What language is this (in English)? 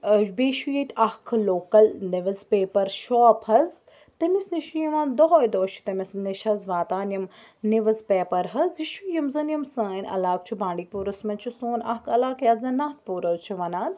Kashmiri